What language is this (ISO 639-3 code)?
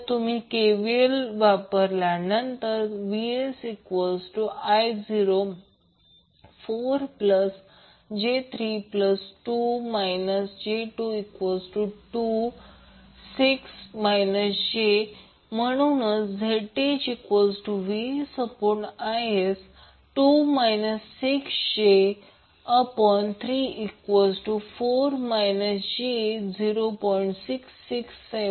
mar